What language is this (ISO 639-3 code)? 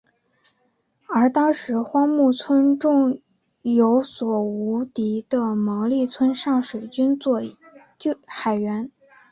zho